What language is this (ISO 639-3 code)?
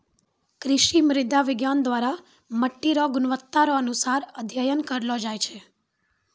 mai